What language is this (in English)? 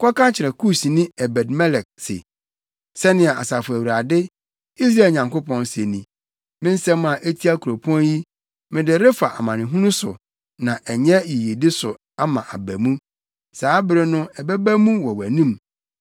Akan